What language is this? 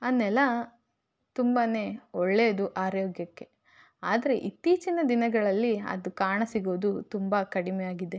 Kannada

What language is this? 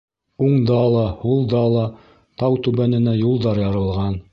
Bashkir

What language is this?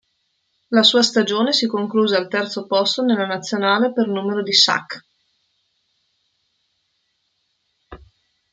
Italian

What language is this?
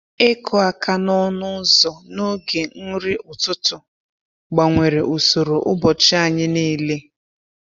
Igbo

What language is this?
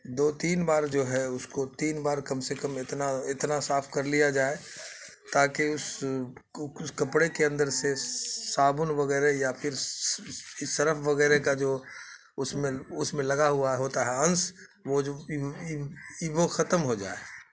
Urdu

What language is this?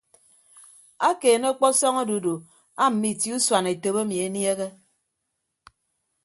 Ibibio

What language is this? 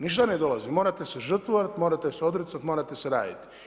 Croatian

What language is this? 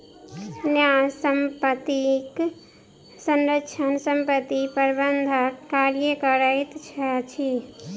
Maithili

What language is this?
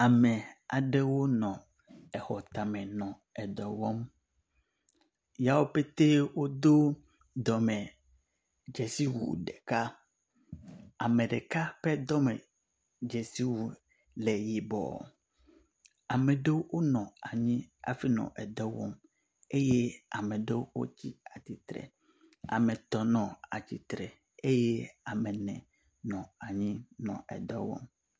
Ewe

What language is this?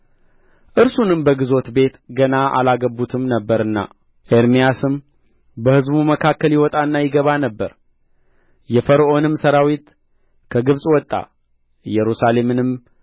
Amharic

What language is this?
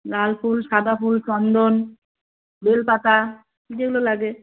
Bangla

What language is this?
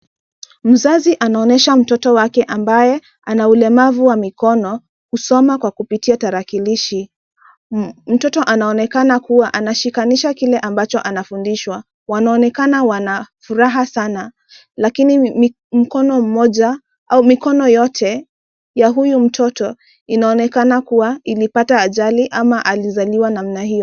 Swahili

